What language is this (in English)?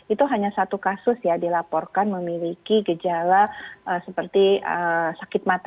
Indonesian